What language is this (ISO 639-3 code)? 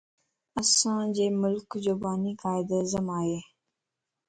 lss